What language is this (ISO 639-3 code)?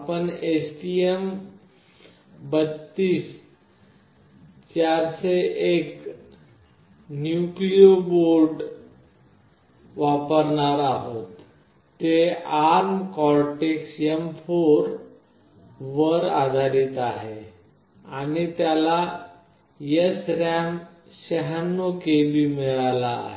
mar